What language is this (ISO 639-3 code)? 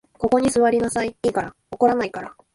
jpn